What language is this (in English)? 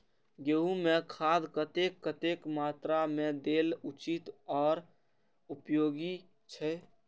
Maithili